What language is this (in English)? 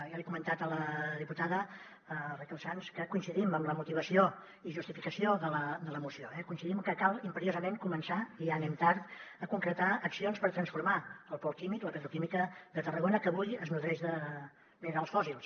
Catalan